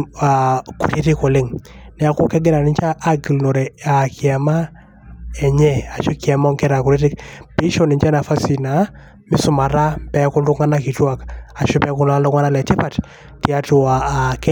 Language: Masai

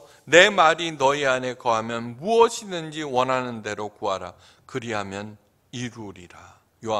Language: Korean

